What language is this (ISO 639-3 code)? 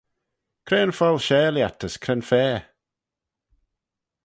glv